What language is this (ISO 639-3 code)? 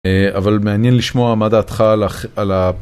heb